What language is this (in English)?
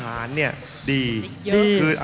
Thai